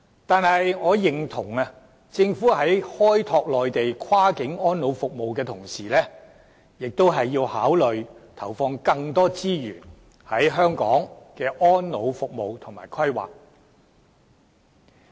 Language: Cantonese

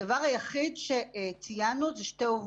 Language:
Hebrew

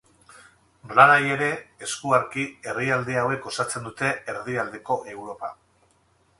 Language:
Basque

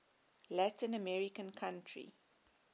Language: English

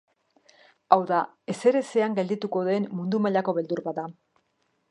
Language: Basque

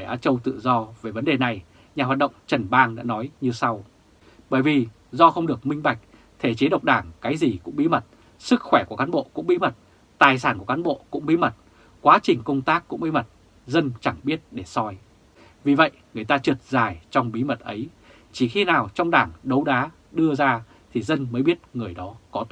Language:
Vietnamese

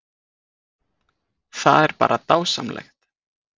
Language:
Icelandic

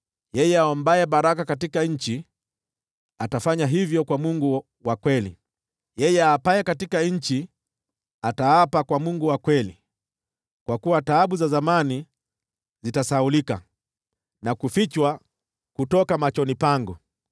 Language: Swahili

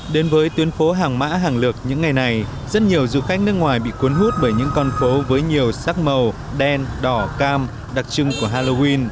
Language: Vietnamese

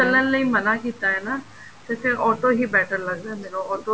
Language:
Punjabi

